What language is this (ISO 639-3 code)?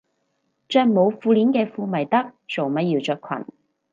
yue